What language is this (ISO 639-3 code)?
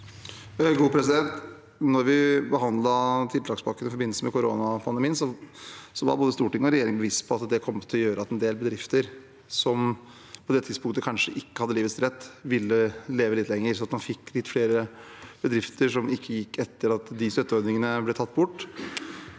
nor